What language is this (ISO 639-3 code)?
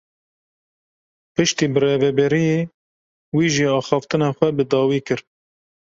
kur